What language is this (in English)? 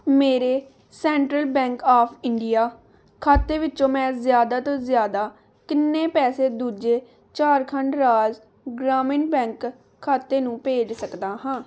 Punjabi